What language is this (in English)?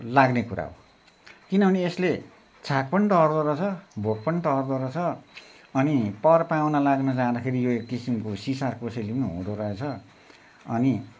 Nepali